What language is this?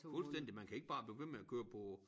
Danish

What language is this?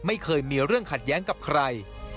Thai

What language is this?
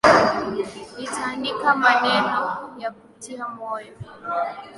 Swahili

